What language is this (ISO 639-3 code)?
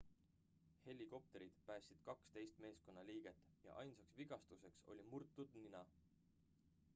est